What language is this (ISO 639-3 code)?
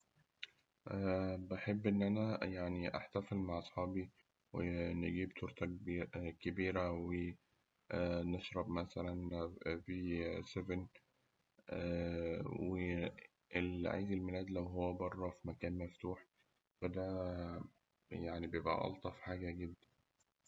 arz